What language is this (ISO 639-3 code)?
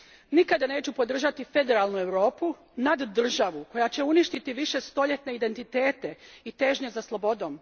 hrv